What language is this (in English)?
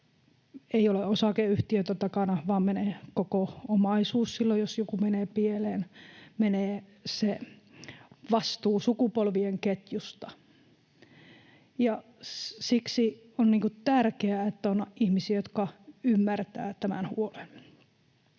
Finnish